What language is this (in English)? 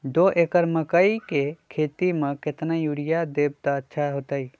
Magahi